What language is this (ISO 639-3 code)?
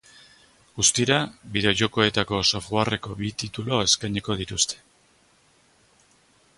eus